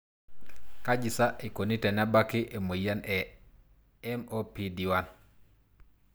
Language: Masai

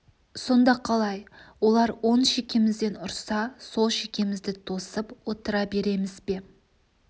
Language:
Kazakh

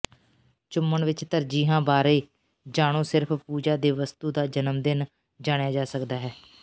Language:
Punjabi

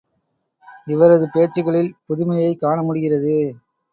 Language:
Tamil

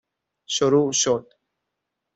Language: Persian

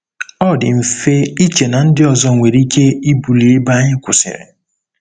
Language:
Igbo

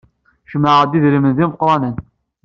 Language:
Kabyle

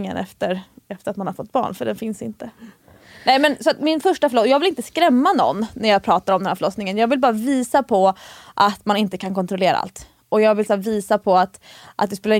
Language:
Swedish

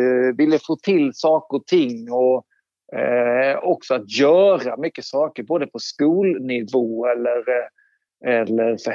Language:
Swedish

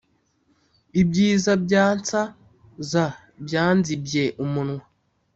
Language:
Kinyarwanda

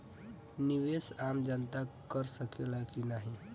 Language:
Bhojpuri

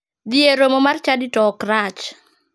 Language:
Luo (Kenya and Tanzania)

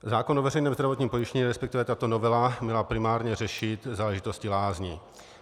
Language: Czech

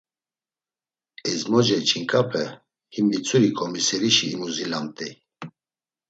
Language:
Laz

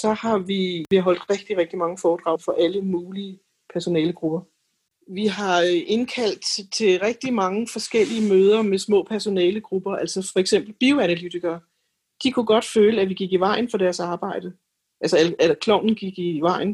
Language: Danish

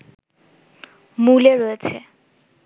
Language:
Bangla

